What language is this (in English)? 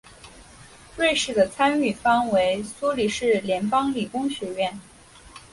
Chinese